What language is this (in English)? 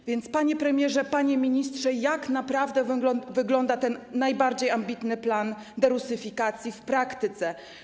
Polish